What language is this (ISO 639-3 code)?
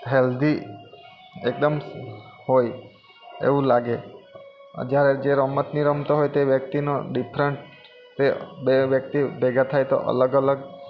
guj